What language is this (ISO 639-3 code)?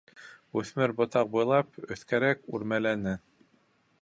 bak